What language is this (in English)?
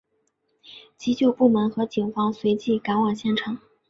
Chinese